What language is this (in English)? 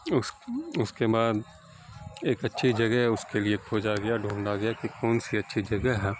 Urdu